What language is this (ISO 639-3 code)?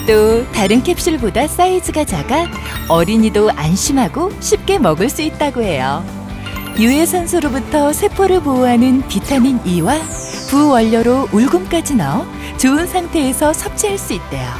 kor